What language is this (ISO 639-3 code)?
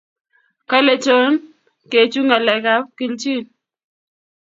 kln